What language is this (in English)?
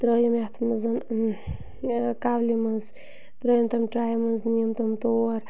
Kashmiri